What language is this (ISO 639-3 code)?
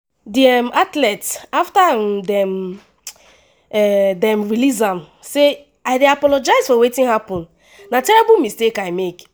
pcm